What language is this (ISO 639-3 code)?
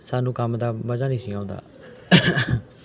pan